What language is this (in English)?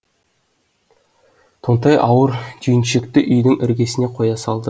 Kazakh